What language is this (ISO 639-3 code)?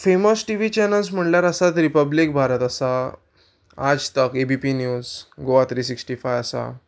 kok